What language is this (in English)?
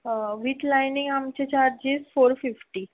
Konkani